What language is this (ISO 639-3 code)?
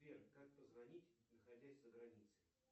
rus